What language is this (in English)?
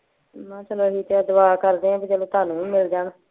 Punjabi